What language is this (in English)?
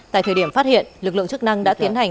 Vietnamese